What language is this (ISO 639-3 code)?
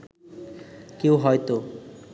ben